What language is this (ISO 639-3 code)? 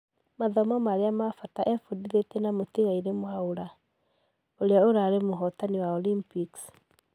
kik